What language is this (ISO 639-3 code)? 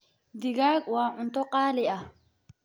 som